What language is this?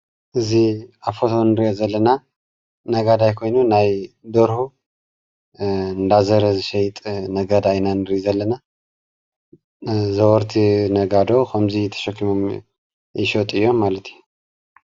Tigrinya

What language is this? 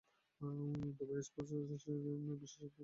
Bangla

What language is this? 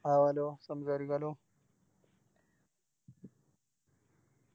Malayalam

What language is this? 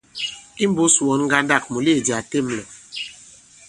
Bankon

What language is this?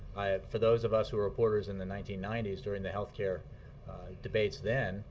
English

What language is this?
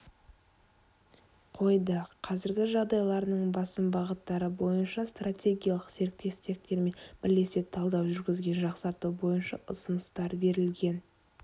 Kazakh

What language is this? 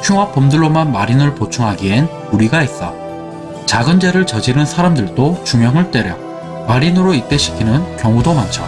Korean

